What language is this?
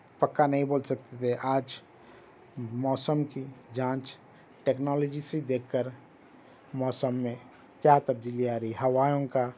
Urdu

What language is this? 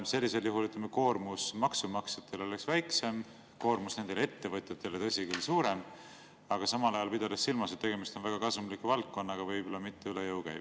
Estonian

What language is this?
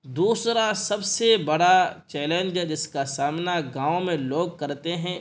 Urdu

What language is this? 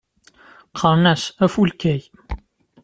Kabyle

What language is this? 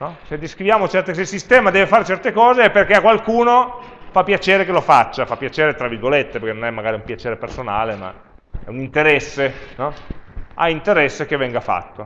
Italian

